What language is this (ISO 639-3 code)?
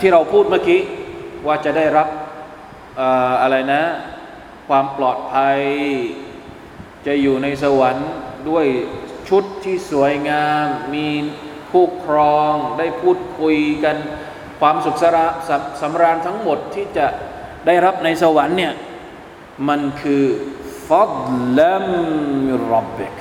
tha